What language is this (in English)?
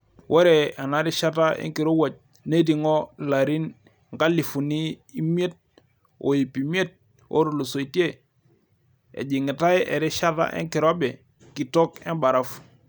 Masai